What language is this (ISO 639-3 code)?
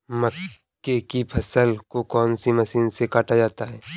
hin